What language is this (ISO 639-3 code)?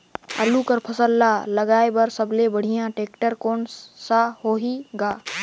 hne